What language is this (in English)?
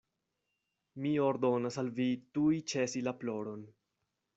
Esperanto